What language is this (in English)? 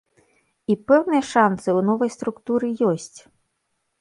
Belarusian